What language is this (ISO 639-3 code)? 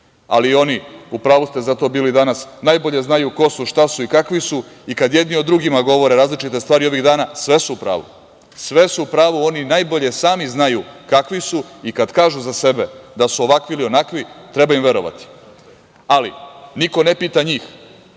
srp